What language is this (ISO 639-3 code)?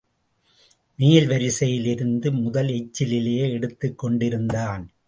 tam